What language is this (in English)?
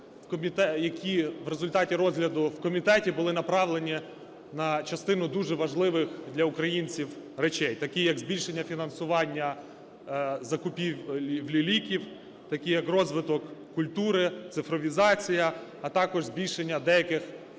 Ukrainian